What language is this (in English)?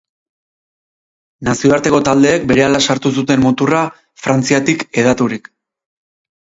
Basque